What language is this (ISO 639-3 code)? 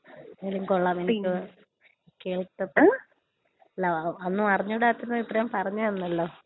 mal